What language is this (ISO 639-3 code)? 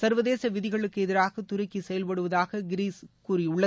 tam